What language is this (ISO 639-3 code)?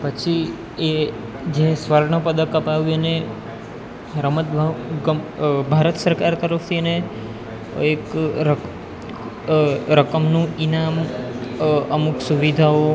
guj